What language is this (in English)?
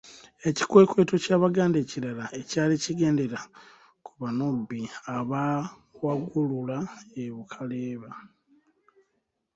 Ganda